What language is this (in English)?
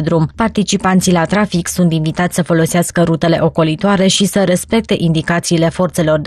Romanian